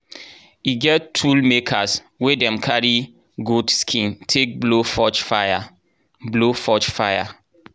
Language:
Nigerian Pidgin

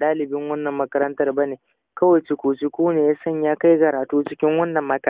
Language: Arabic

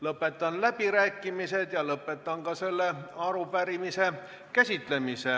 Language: Estonian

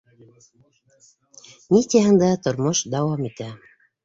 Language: Bashkir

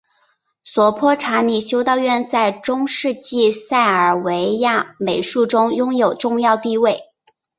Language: Chinese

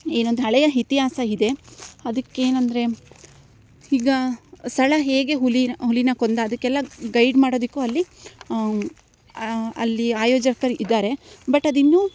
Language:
Kannada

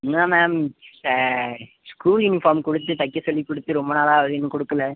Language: Tamil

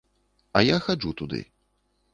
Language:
Belarusian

